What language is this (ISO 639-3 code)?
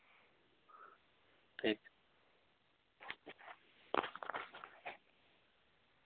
sat